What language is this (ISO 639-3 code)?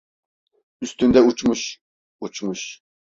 tur